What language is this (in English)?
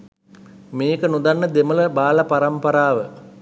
Sinhala